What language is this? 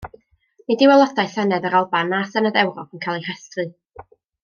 Welsh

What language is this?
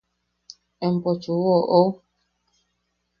Yaqui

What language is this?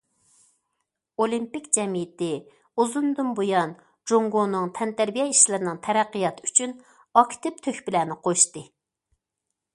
Uyghur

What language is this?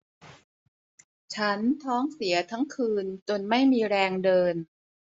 Thai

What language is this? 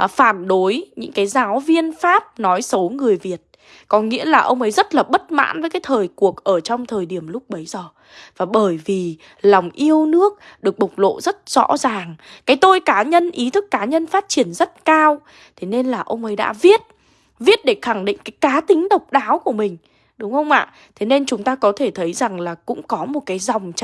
Vietnamese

